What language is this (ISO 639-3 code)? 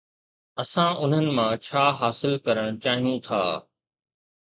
snd